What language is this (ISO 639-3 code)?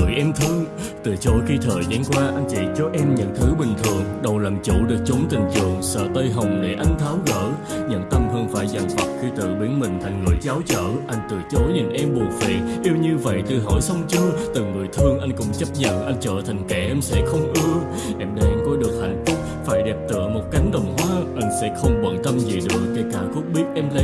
vie